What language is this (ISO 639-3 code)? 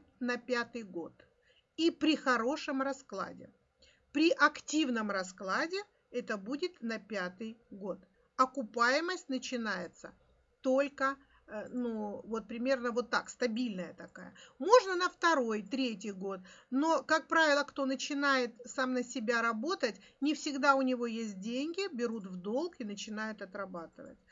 rus